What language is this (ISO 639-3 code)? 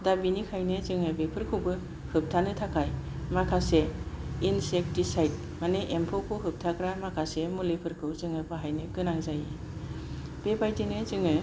brx